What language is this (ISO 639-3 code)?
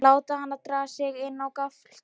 isl